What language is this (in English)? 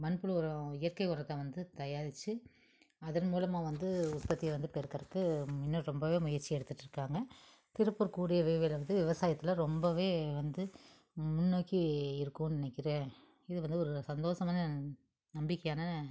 Tamil